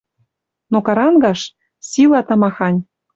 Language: Western Mari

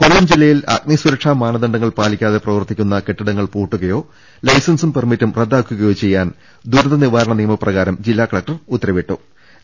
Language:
Malayalam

